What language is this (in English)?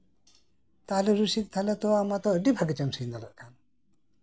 Santali